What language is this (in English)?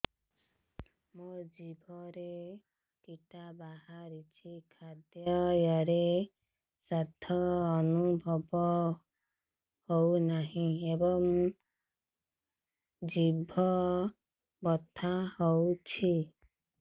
Odia